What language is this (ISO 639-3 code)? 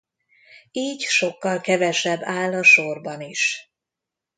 hun